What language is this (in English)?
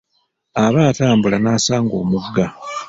Ganda